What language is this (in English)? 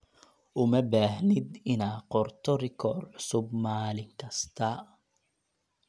Somali